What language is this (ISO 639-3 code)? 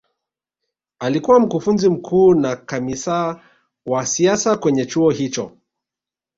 swa